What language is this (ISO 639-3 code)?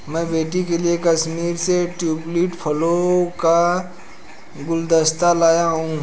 hin